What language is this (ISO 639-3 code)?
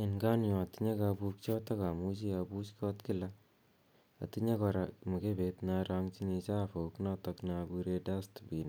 kln